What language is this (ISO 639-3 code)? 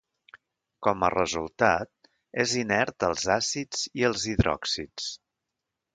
cat